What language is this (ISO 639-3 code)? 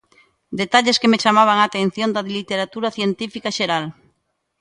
glg